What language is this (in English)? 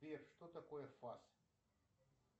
Russian